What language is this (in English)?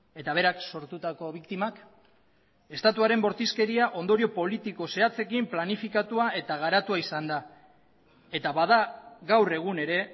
Basque